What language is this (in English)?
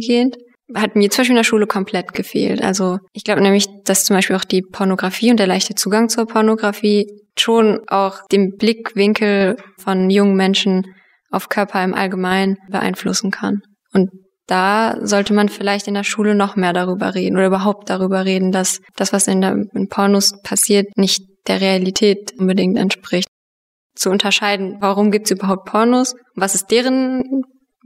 German